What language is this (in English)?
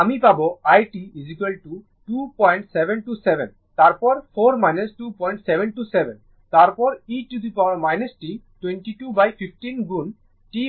Bangla